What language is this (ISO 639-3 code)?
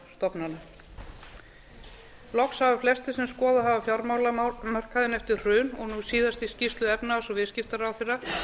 isl